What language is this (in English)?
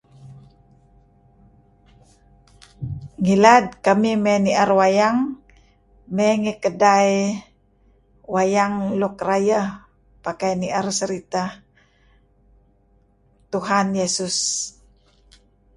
Kelabit